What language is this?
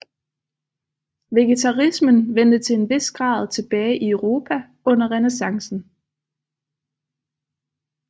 Danish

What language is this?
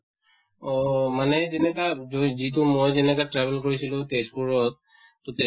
Assamese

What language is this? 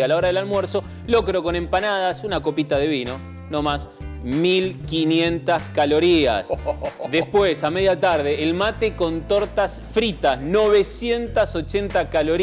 Spanish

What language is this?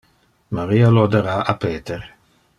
Interlingua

